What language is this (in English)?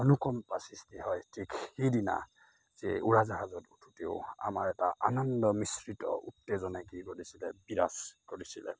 Assamese